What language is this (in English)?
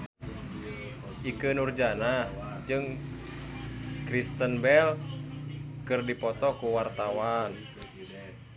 Sundanese